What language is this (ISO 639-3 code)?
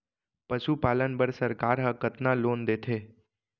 hne